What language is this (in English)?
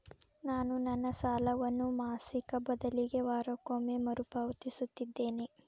Kannada